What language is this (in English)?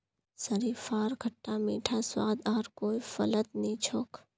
Magahi